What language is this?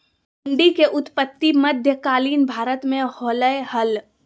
Magahi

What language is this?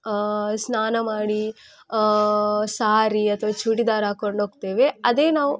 Kannada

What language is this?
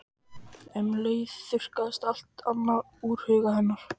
Icelandic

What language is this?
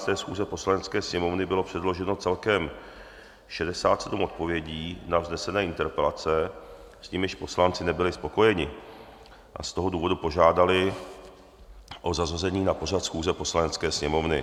Czech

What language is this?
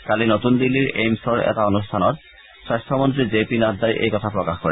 Assamese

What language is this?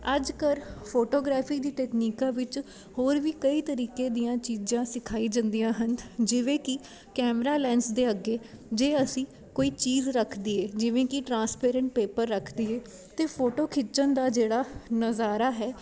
Punjabi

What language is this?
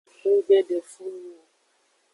Aja (Benin)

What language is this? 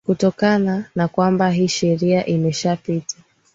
Swahili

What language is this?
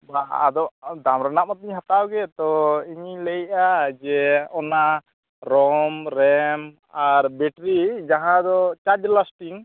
Santali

